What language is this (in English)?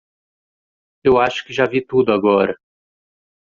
Portuguese